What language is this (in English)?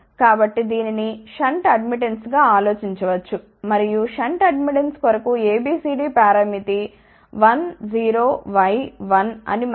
Telugu